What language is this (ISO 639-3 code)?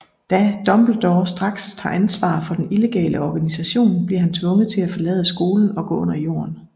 dan